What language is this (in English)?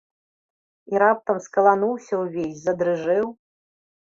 Belarusian